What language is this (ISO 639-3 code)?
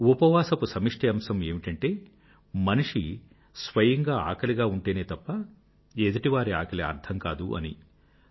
tel